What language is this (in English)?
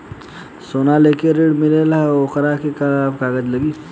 Bhojpuri